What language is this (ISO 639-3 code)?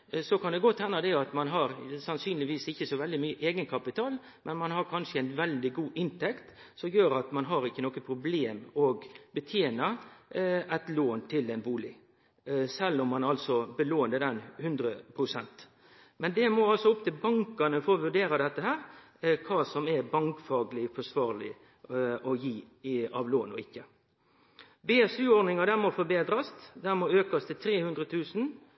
nno